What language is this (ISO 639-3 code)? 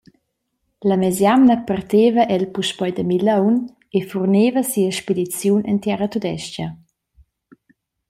roh